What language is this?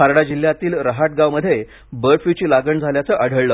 Marathi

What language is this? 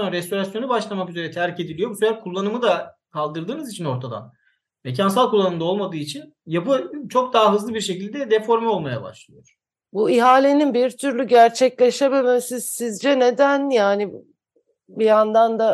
Turkish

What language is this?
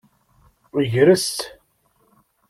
Kabyle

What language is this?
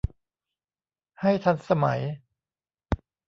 Thai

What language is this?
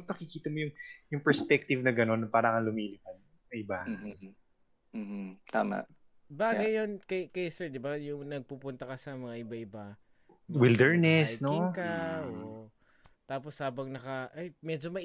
Filipino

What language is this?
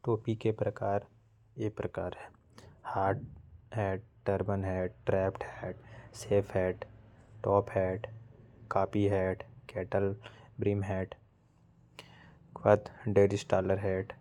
Korwa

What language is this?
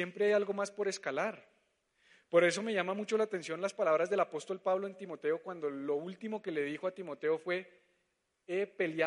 Spanish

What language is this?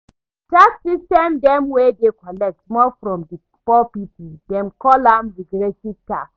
Nigerian Pidgin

